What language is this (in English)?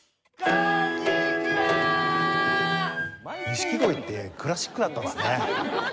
Japanese